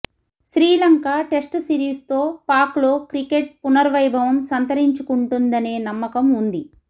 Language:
Telugu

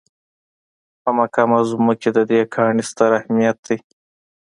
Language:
Pashto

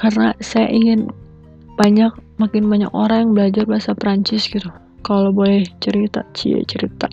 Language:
Indonesian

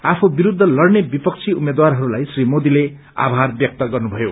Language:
Nepali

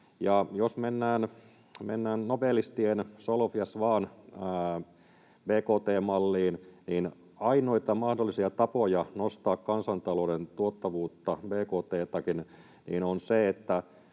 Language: Finnish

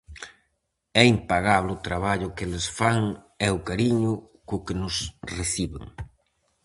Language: Galician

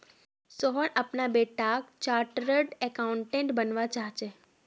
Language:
Magahi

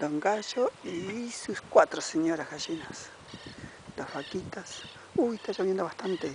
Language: Spanish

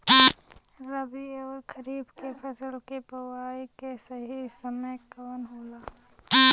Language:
Bhojpuri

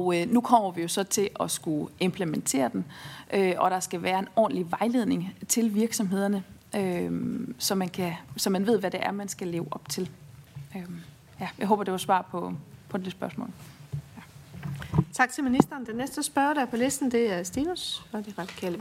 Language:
Danish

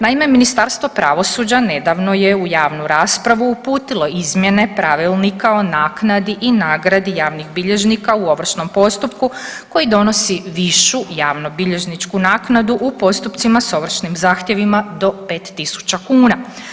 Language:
Croatian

